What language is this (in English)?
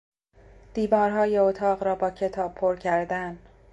Persian